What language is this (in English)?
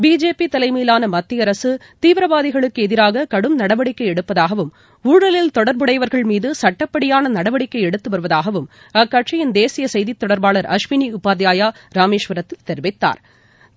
Tamil